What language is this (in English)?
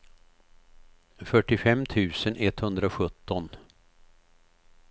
Swedish